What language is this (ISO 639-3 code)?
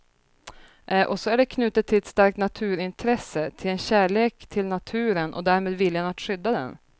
swe